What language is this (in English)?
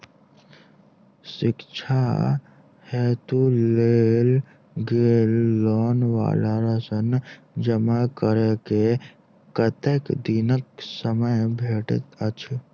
Maithili